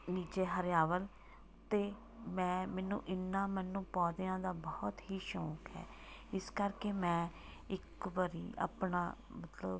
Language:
Punjabi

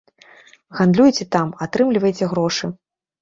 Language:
Belarusian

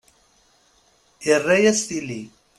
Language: Kabyle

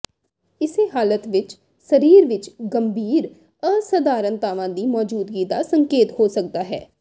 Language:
Punjabi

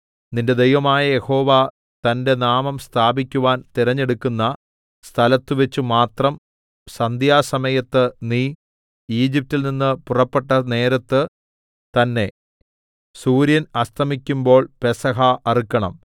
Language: Malayalam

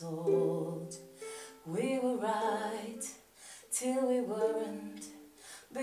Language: Romanian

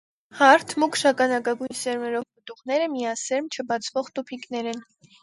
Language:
Armenian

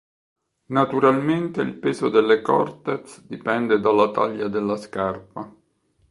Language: Italian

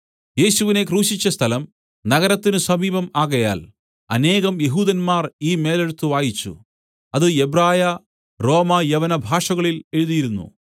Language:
Malayalam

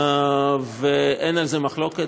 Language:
Hebrew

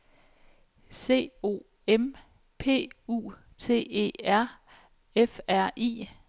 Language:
Danish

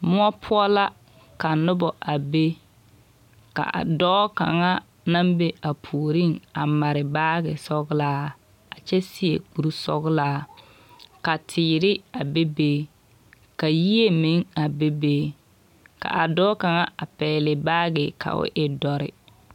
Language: Southern Dagaare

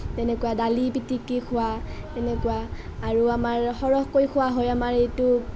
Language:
Assamese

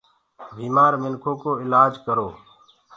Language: Gurgula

